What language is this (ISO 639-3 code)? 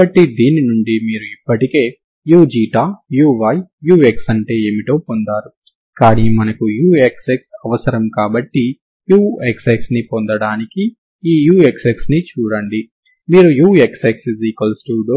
tel